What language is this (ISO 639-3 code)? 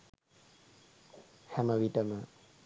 sin